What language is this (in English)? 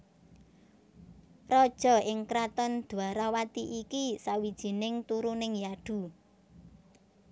Javanese